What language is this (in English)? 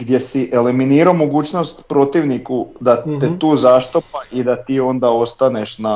Croatian